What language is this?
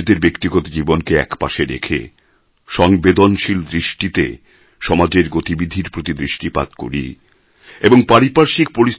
Bangla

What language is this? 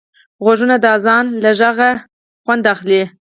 Pashto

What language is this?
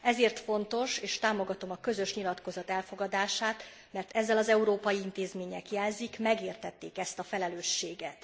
Hungarian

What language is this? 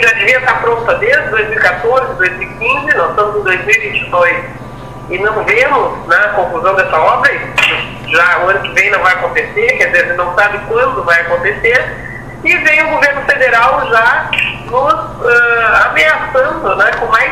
Portuguese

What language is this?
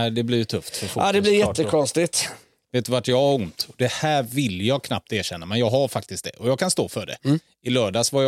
Swedish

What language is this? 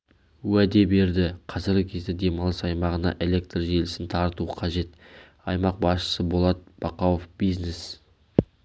Kazakh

